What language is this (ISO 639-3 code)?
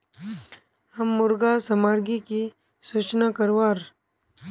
mag